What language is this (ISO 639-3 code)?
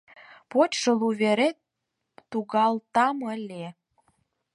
chm